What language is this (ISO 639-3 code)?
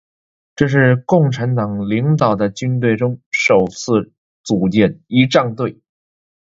zho